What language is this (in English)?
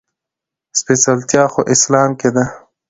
Pashto